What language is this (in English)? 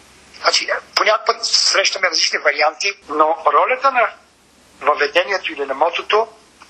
Bulgarian